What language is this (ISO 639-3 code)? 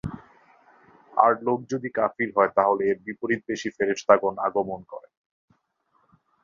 ben